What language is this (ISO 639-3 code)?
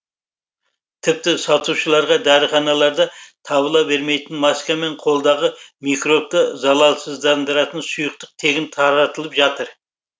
kaz